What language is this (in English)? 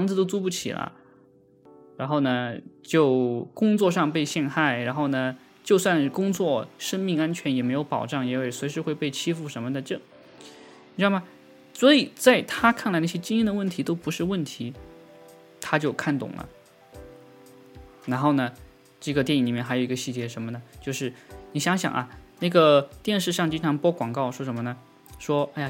Chinese